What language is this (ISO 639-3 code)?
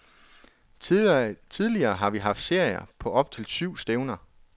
dan